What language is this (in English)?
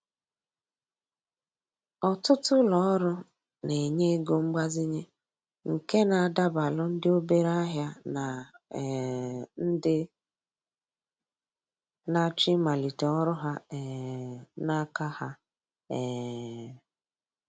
Igbo